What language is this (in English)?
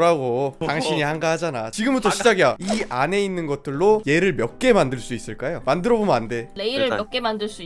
Korean